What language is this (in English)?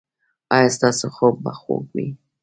Pashto